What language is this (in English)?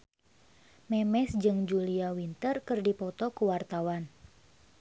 Sundanese